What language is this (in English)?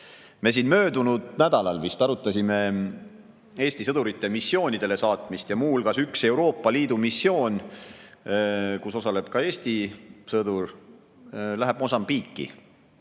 Estonian